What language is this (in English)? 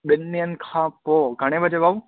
Sindhi